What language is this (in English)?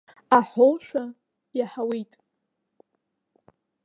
Abkhazian